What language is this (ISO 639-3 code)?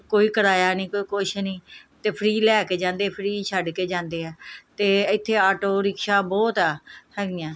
pan